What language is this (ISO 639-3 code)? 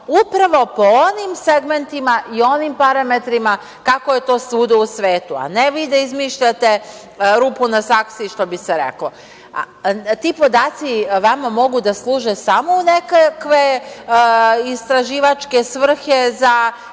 srp